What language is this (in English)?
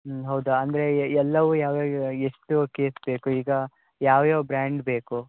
Kannada